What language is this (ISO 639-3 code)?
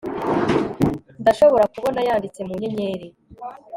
kin